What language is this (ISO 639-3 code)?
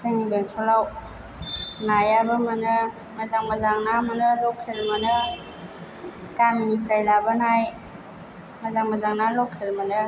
brx